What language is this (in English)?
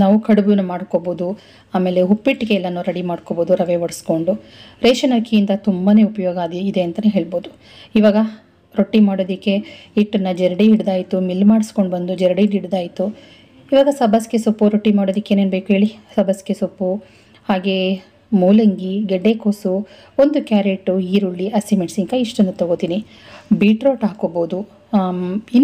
Arabic